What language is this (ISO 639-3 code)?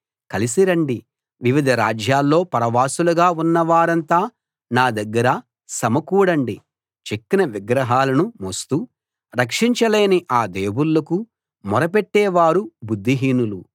tel